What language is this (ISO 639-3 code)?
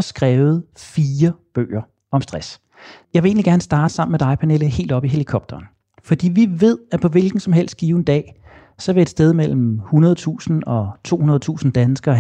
dan